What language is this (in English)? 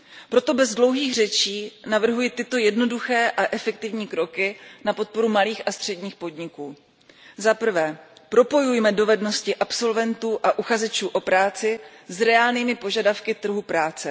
Czech